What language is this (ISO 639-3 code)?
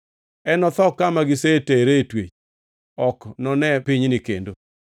luo